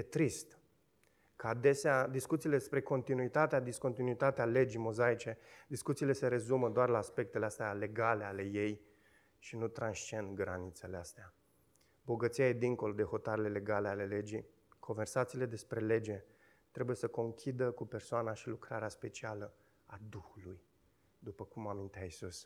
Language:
Romanian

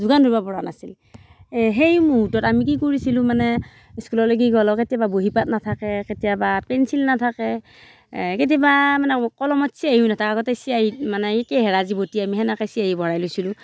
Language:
Assamese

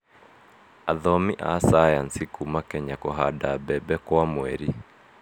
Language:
Kikuyu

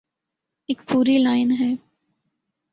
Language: Urdu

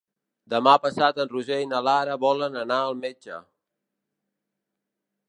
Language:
Catalan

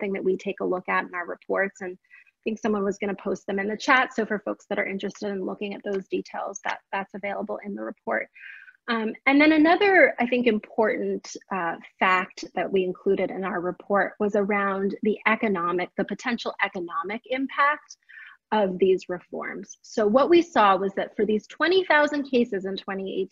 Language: English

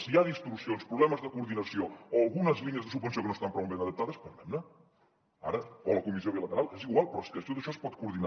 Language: Catalan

